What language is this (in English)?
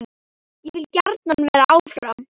Icelandic